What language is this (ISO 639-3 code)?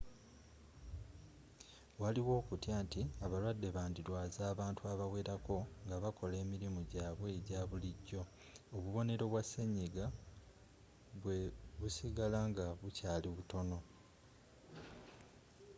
lug